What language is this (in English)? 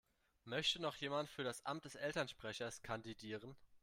German